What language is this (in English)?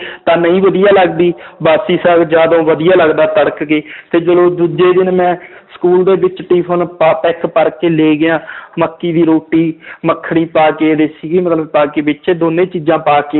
Punjabi